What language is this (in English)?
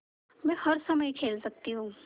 Hindi